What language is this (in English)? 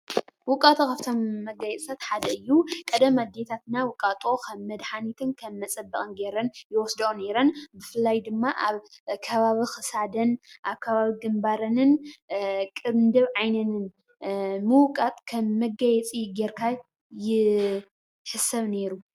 Tigrinya